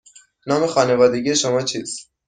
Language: Persian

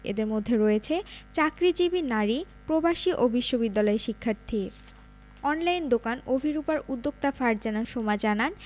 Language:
Bangla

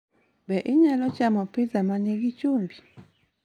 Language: Luo (Kenya and Tanzania)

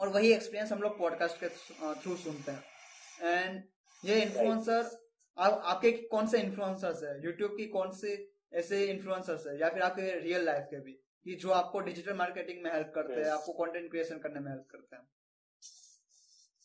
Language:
Hindi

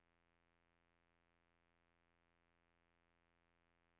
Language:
Norwegian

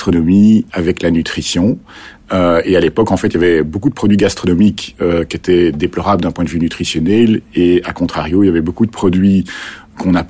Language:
French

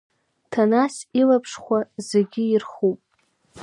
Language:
Abkhazian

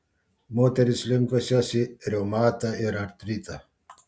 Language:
Lithuanian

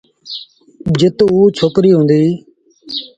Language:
Sindhi Bhil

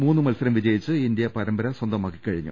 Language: Malayalam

